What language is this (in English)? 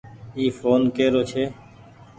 Goaria